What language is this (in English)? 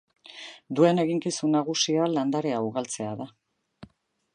Basque